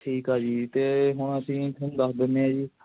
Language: Punjabi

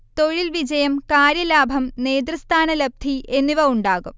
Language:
Malayalam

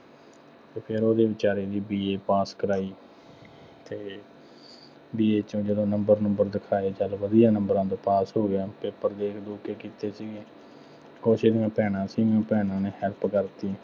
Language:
Punjabi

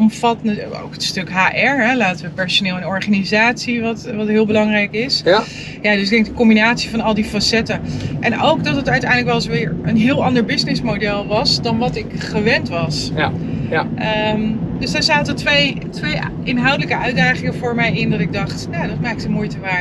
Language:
Dutch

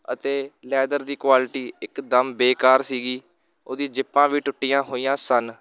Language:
Punjabi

